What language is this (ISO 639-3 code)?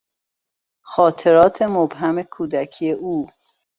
fas